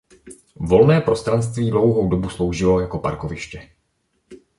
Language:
Czech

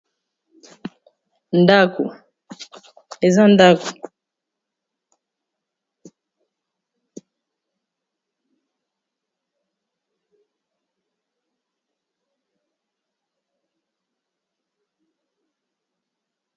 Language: Lingala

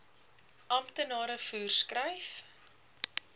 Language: Afrikaans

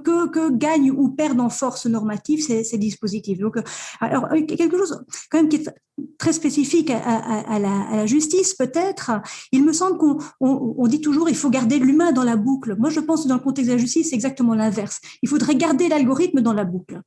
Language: French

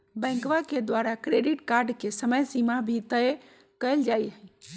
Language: Magahi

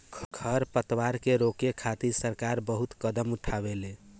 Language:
Bhojpuri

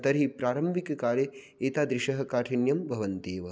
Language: Sanskrit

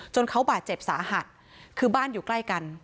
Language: Thai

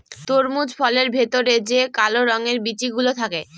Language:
Bangla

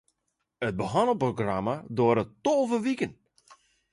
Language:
Western Frisian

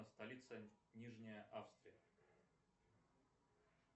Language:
Russian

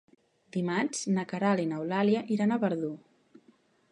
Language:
Catalan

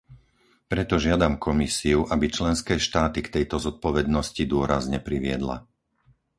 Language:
Slovak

